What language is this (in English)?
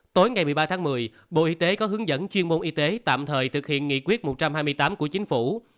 Vietnamese